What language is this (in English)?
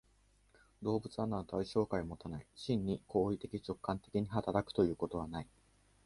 Japanese